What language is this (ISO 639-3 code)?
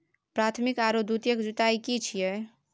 mai